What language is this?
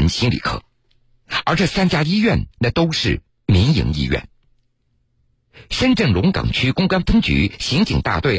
Chinese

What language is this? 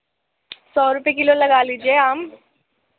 Urdu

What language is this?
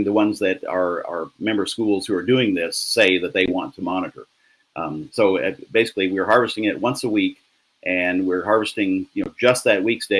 English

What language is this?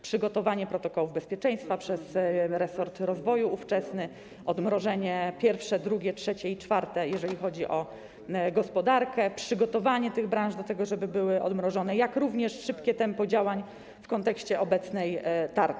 Polish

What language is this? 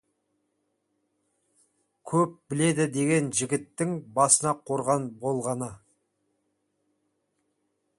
Kazakh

